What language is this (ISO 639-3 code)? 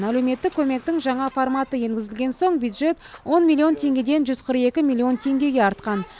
kaz